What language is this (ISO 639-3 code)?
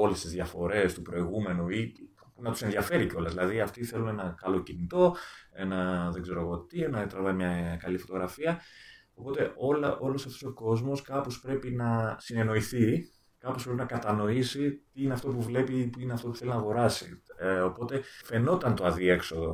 ell